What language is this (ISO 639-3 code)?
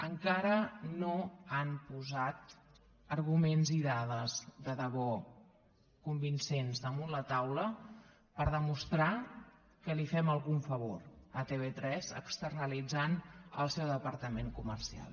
cat